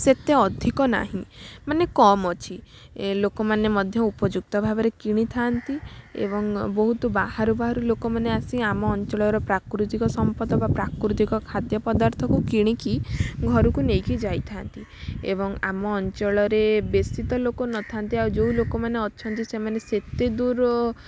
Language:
Odia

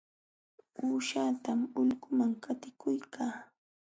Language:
Jauja Wanca Quechua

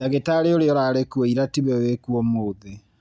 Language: Kikuyu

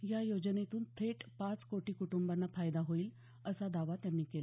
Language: Marathi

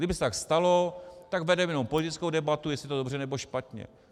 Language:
Czech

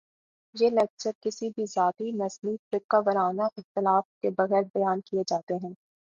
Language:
Urdu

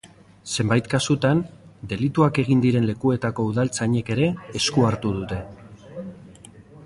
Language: Basque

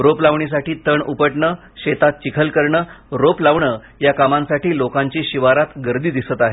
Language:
Marathi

